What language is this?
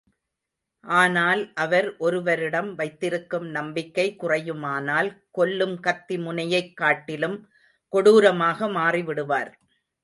Tamil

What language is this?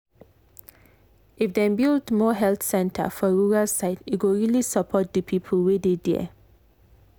Nigerian Pidgin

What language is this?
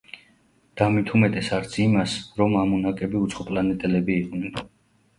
Georgian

